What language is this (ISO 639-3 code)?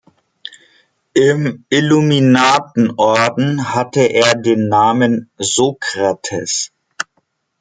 deu